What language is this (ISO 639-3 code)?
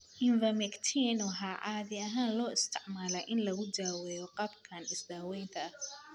som